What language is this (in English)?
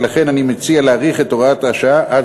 Hebrew